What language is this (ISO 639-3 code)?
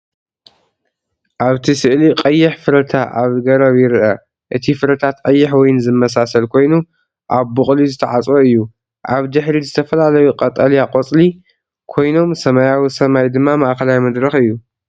tir